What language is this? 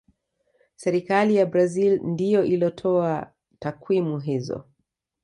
Swahili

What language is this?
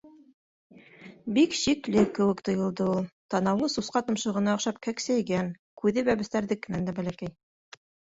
Bashkir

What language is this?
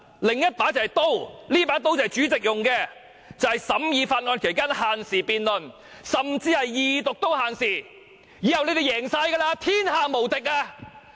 Cantonese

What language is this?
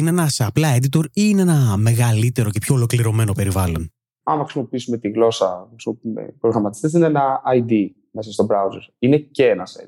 Greek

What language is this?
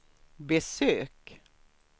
Swedish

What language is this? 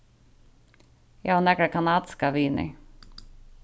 Faroese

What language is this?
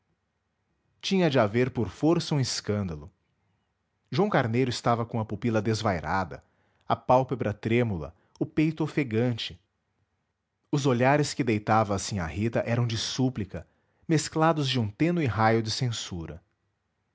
Portuguese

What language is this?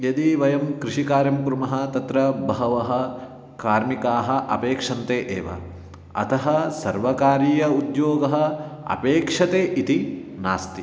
Sanskrit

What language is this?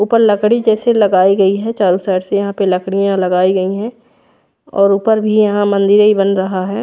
Hindi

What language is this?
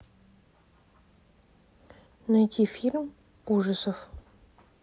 Russian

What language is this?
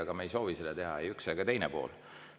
Estonian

